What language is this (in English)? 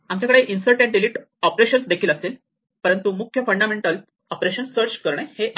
Marathi